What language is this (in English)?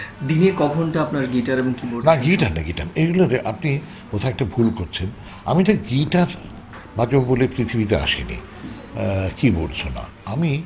Bangla